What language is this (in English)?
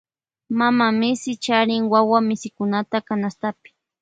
Loja Highland Quichua